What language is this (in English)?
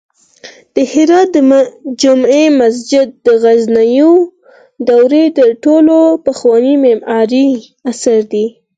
Pashto